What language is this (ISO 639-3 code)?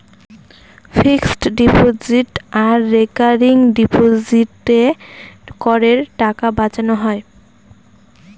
ben